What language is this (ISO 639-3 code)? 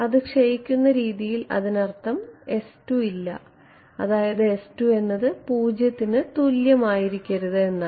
mal